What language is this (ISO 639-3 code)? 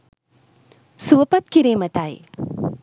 sin